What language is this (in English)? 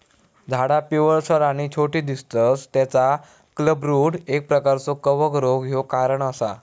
Marathi